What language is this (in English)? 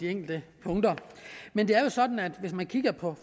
Danish